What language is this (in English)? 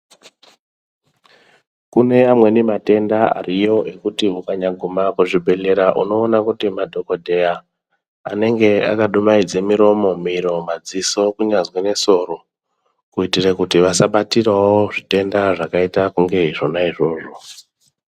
Ndau